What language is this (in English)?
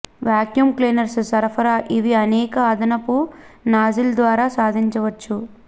Telugu